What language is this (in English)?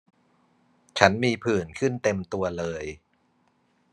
Thai